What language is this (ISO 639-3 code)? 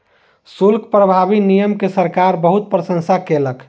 mai